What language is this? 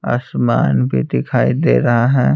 Hindi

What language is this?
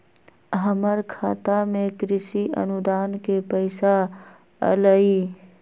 Magahi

